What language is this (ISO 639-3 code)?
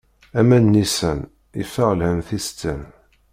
kab